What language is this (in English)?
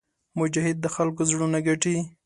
Pashto